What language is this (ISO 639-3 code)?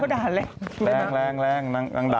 tha